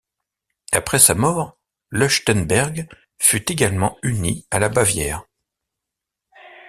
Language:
French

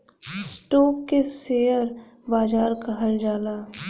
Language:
Bhojpuri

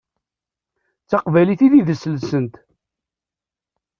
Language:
Kabyle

